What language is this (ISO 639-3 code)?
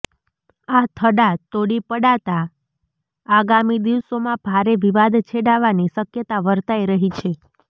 guj